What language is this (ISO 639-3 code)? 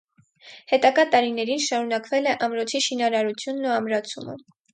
hye